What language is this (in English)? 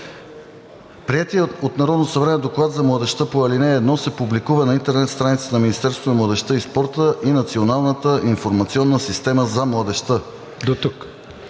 Bulgarian